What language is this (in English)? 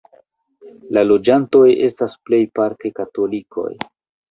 Esperanto